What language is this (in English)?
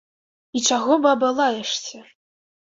Belarusian